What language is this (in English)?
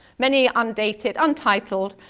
English